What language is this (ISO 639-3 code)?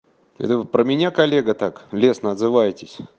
rus